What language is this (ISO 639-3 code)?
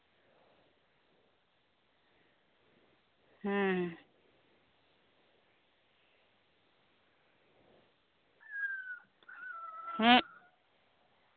sat